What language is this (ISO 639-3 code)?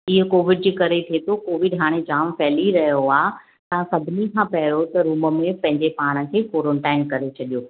snd